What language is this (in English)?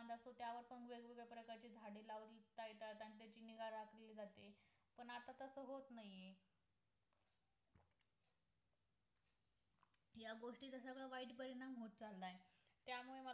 Marathi